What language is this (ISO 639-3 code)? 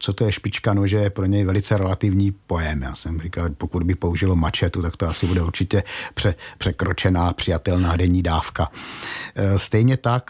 ces